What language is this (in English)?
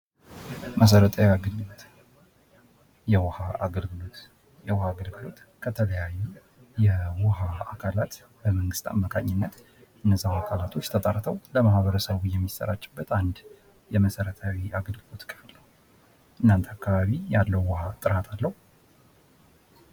Amharic